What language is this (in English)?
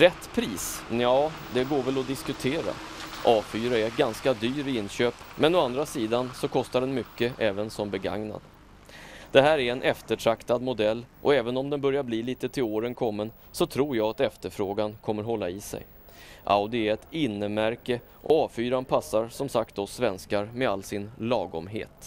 Swedish